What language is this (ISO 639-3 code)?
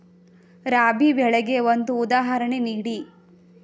kan